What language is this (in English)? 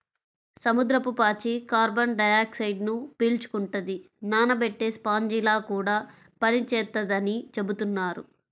Telugu